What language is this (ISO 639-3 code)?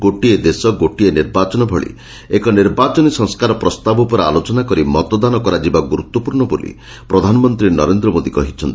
ori